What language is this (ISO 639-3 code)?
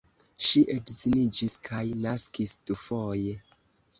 epo